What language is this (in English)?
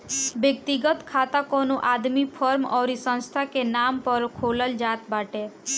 Bhojpuri